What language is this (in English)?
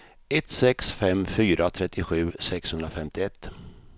Swedish